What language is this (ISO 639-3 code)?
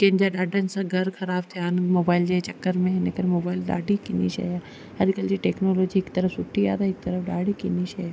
snd